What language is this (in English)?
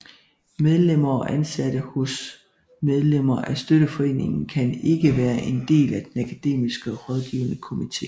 Danish